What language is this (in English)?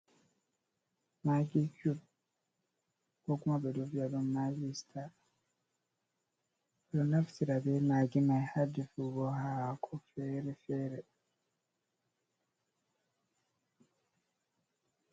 Fula